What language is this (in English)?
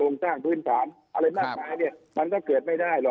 Thai